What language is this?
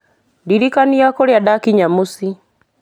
Kikuyu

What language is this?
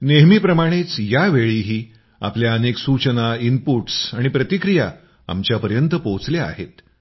Marathi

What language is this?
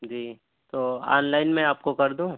Urdu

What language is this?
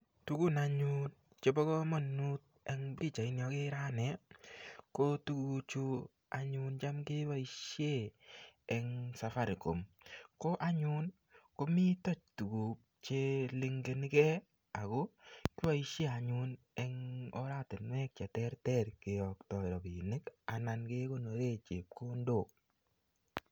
Kalenjin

